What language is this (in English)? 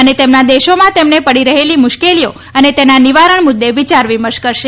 Gujarati